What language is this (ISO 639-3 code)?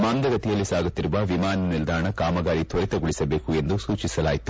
kan